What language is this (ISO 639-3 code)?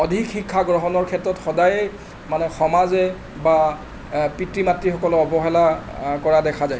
asm